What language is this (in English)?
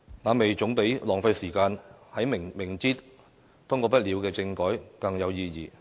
Cantonese